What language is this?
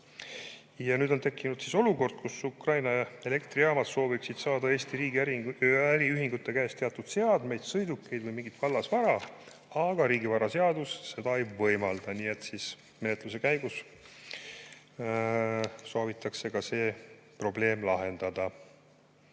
Estonian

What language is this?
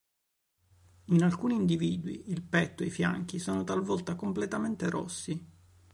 Italian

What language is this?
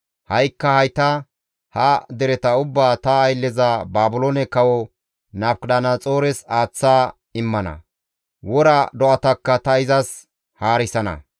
Gamo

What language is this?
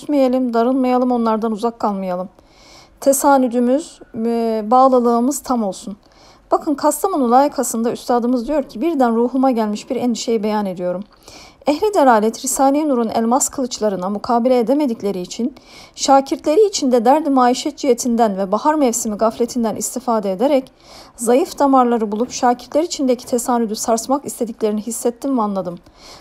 Turkish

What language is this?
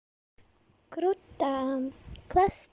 Russian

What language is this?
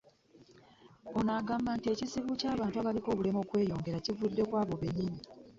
Ganda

